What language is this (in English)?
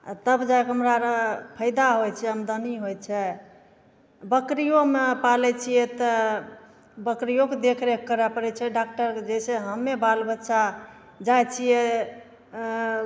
Maithili